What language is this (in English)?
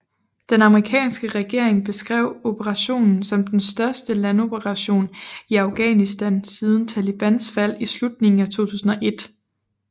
Danish